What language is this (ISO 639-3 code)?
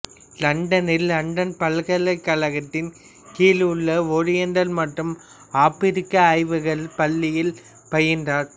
tam